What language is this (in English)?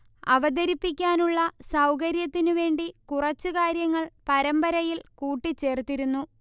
Malayalam